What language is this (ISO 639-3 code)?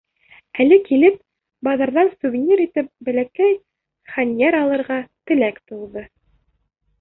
bak